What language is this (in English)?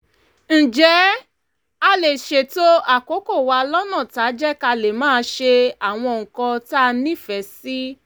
Yoruba